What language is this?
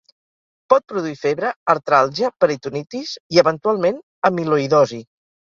Catalan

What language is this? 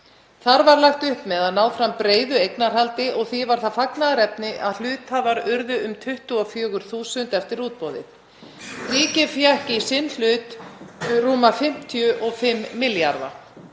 Icelandic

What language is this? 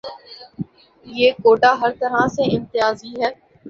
Urdu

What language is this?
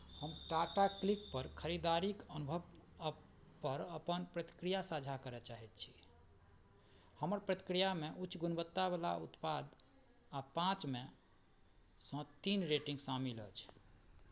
Maithili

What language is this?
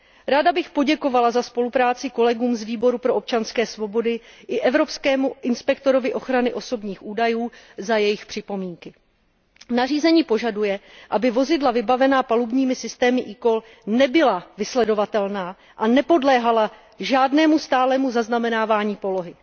Czech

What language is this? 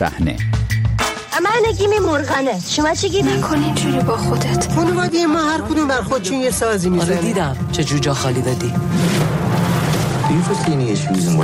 Persian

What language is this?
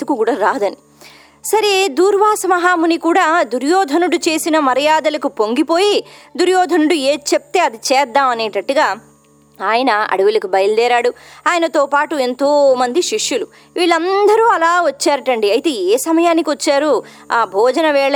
Telugu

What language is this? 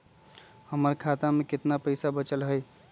Magahi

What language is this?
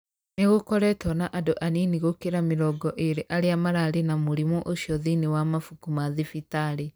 Kikuyu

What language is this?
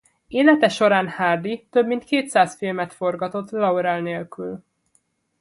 Hungarian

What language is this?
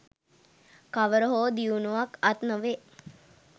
Sinhala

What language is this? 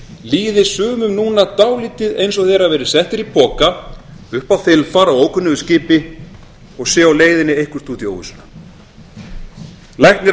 Icelandic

